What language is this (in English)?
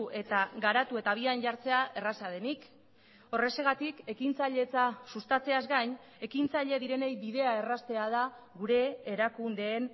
Basque